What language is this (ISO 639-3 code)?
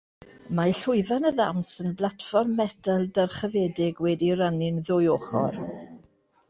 cym